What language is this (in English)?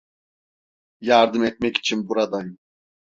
Turkish